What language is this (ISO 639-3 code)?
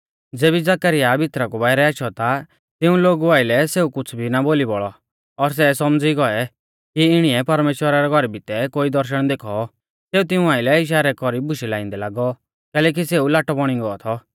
bfz